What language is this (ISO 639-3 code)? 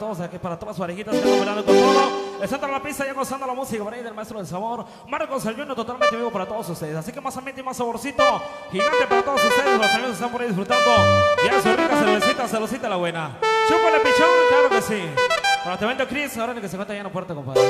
spa